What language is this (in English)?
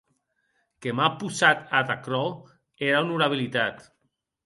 Occitan